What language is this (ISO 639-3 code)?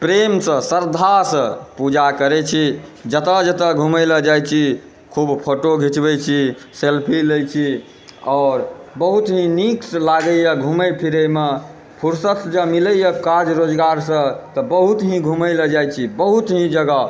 mai